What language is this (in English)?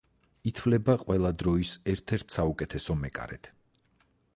Georgian